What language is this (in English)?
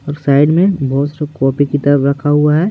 Hindi